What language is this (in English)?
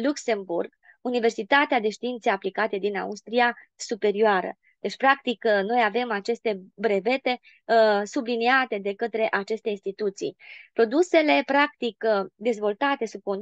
Romanian